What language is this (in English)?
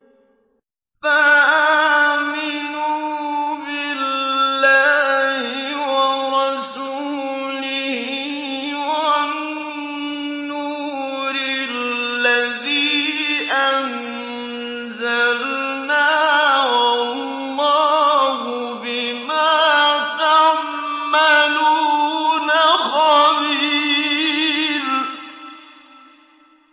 Arabic